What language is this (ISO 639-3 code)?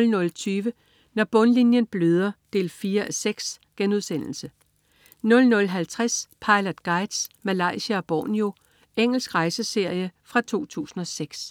dan